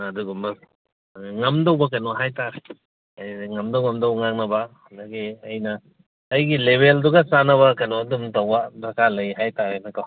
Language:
Manipuri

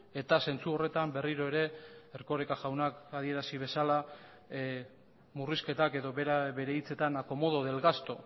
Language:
Basque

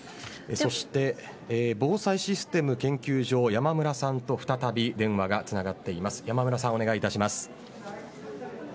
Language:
Japanese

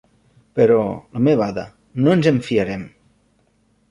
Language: Catalan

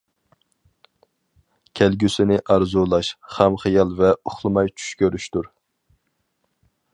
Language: Uyghur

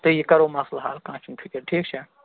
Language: Kashmiri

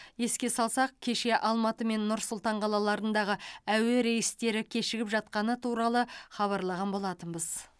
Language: Kazakh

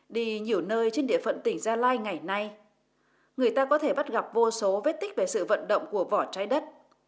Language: Vietnamese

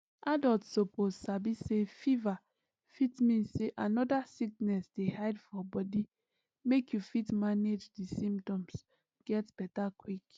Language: Nigerian Pidgin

